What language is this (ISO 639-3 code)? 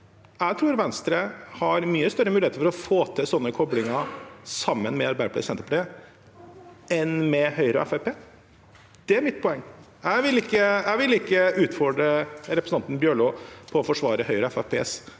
nor